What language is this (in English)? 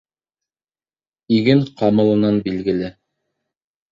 Bashkir